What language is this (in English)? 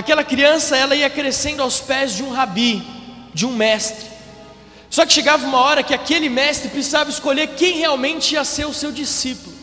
Portuguese